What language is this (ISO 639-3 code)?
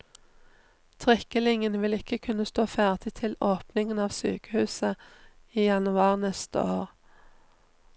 nor